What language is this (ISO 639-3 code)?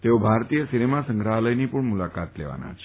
guj